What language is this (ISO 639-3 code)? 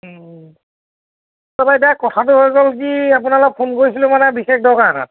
asm